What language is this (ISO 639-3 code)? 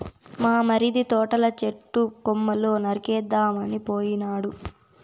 tel